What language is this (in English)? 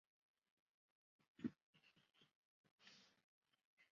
Chinese